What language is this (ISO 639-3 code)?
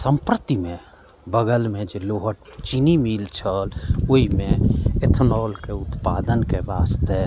mai